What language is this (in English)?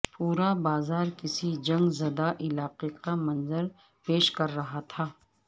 Urdu